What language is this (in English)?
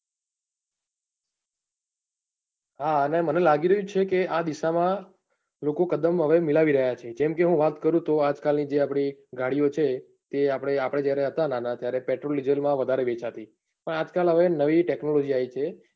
Gujarati